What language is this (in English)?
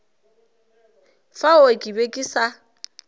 Northern Sotho